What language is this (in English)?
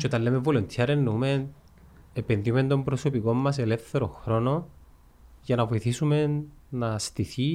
Greek